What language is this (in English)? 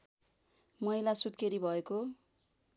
Nepali